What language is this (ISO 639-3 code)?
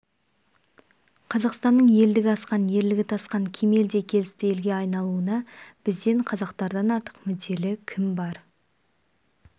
kaz